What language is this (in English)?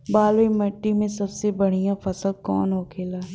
Bhojpuri